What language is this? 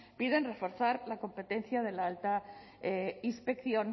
Spanish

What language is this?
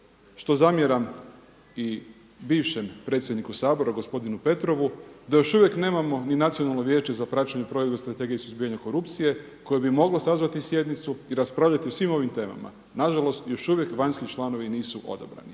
Croatian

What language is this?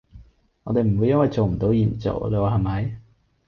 Cantonese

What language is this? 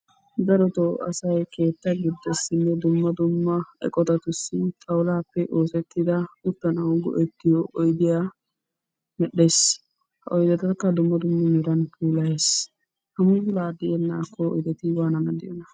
Wolaytta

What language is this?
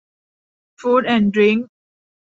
Thai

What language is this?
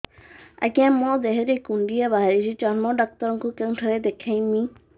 Odia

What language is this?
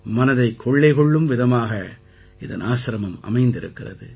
Tamil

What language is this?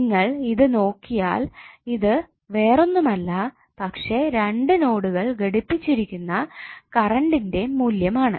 Malayalam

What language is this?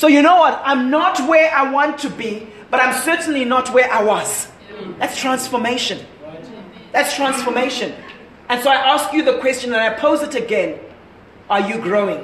English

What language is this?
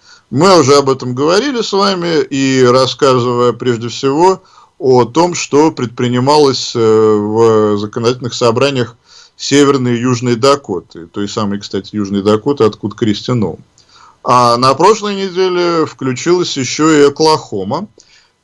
Russian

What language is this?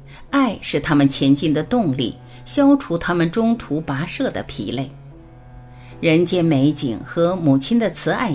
Chinese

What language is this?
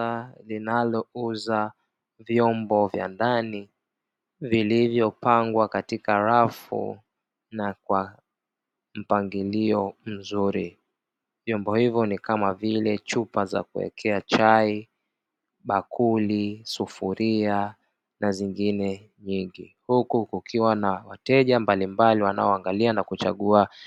Swahili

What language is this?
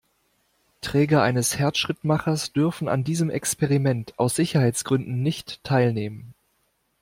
German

